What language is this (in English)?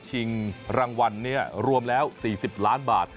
Thai